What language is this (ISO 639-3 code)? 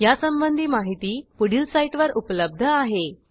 mar